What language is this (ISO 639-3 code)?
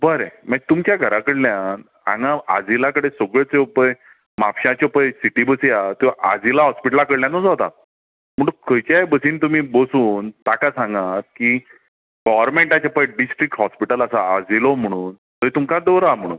kok